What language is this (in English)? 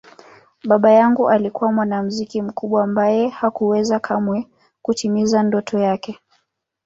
Swahili